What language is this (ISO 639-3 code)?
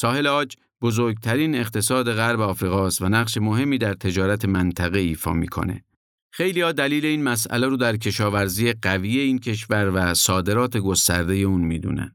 fas